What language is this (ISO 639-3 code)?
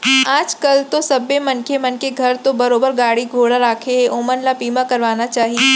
hne